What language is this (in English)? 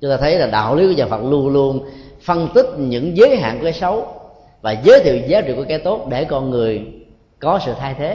Vietnamese